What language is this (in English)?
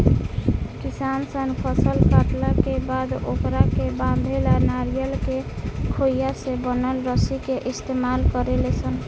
Bhojpuri